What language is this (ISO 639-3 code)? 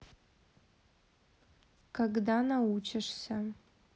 rus